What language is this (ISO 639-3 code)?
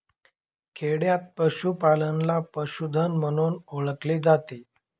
mar